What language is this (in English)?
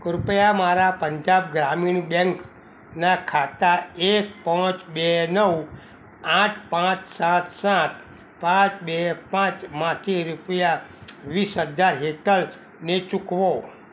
Gujarati